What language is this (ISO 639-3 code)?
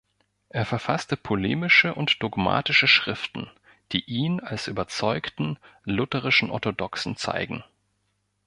deu